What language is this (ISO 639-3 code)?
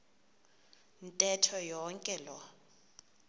xho